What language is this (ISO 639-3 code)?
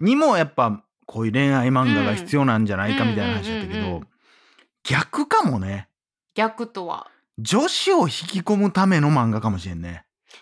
jpn